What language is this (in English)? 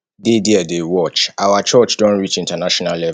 Nigerian Pidgin